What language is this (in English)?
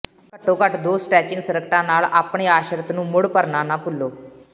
Punjabi